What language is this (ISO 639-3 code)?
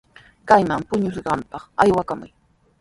qws